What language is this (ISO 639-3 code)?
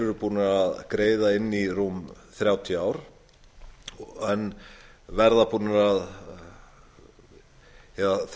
isl